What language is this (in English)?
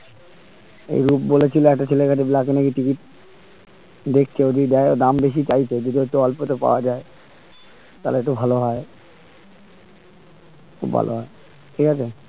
Bangla